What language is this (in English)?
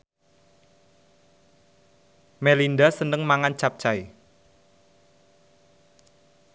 Javanese